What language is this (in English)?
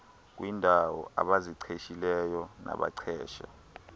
Xhosa